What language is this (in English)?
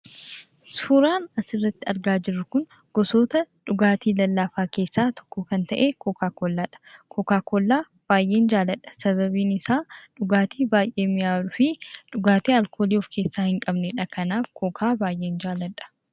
Oromo